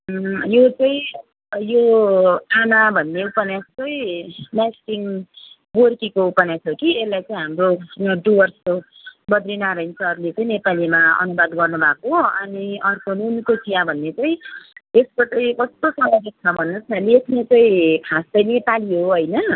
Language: Nepali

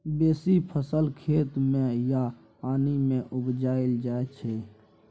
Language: Maithili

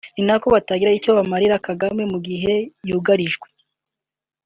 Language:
Kinyarwanda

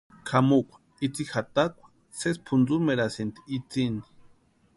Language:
Western Highland Purepecha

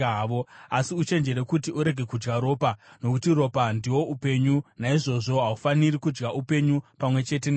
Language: Shona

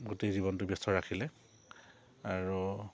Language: Assamese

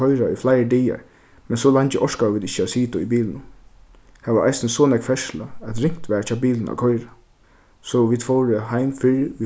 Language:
Faroese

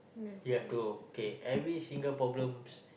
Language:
English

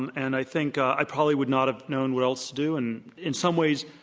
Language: English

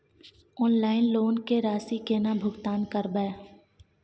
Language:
Maithili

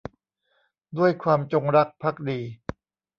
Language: Thai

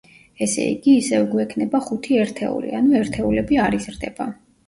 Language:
Georgian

